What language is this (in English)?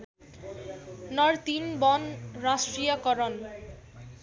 Nepali